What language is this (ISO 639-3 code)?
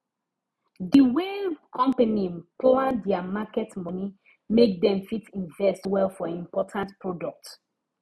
pcm